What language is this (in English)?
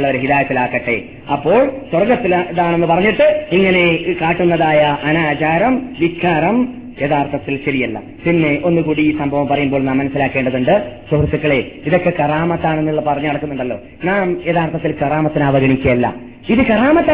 Malayalam